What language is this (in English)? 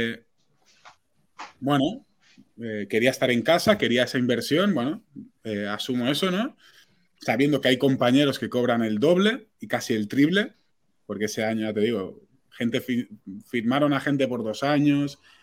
Spanish